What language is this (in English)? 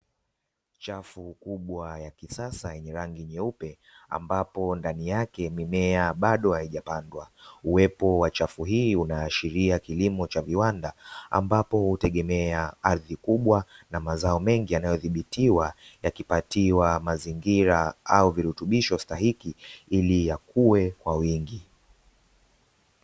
Swahili